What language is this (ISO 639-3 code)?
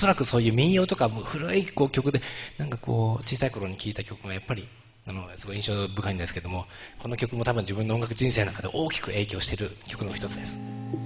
jpn